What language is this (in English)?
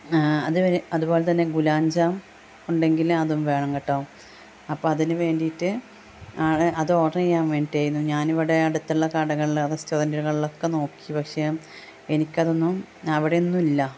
Malayalam